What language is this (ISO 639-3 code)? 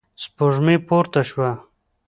pus